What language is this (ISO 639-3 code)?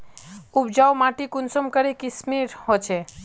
mag